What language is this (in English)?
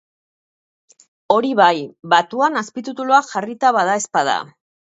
Basque